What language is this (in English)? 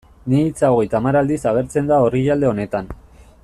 Basque